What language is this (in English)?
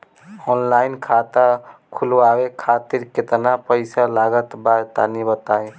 Bhojpuri